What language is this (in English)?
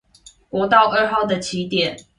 Chinese